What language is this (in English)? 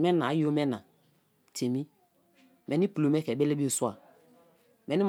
Kalabari